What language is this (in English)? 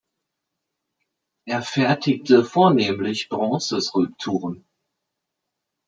German